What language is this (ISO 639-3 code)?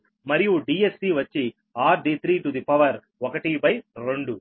tel